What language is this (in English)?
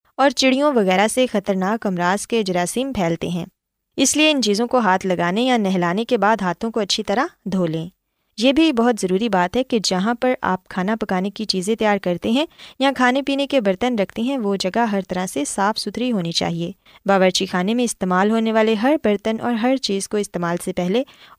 Urdu